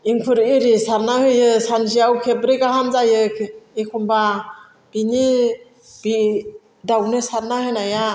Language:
Bodo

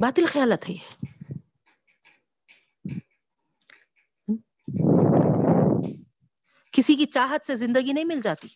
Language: Urdu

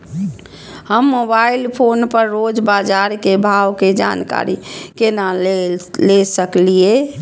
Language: Maithili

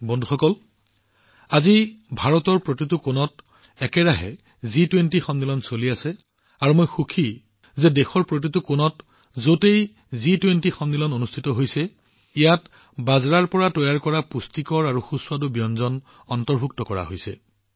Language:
Assamese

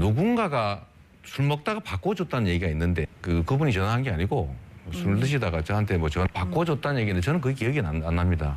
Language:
Korean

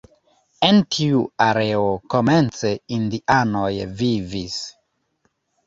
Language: Esperanto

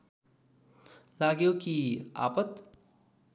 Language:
Nepali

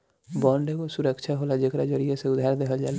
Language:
Bhojpuri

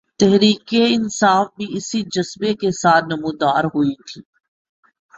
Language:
Urdu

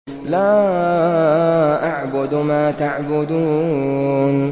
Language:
Arabic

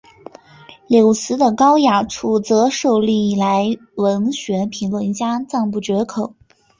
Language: Chinese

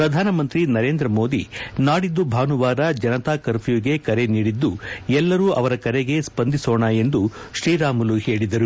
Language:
Kannada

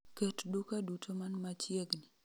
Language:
Luo (Kenya and Tanzania)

